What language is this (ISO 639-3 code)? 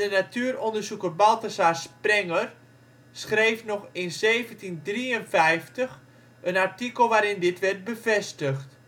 nld